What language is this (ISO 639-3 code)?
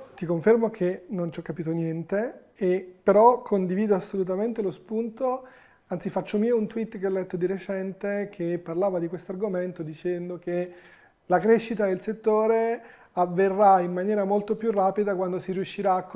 ita